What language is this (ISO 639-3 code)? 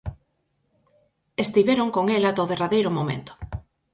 glg